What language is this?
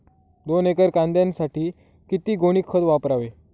Marathi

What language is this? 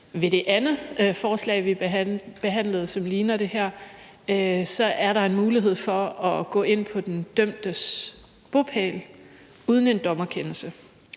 Danish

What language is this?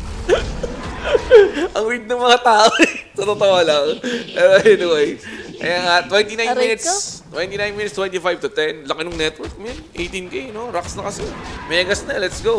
Filipino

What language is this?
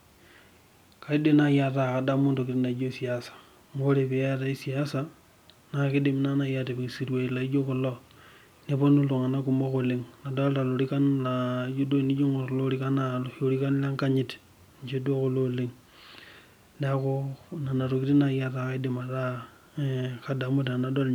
Masai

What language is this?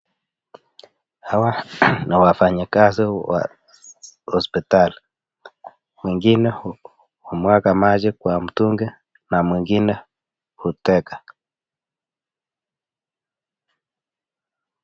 Swahili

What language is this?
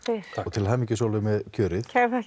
Icelandic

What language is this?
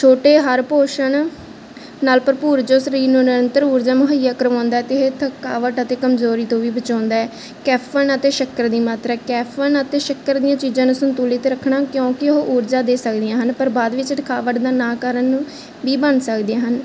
Punjabi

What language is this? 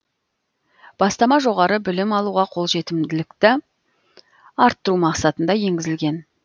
Kazakh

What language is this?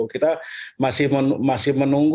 Indonesian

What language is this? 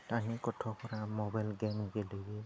Bodo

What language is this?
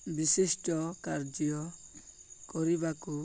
Odia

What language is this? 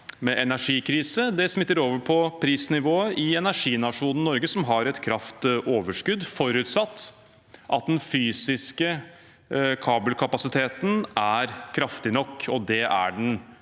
Norwegian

